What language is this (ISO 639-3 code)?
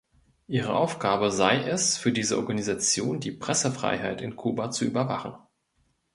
deu